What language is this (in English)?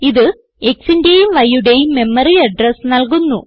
Malayalam